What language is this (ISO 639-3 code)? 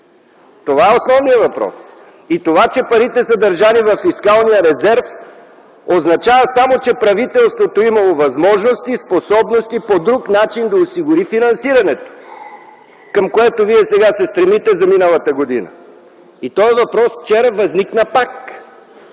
bul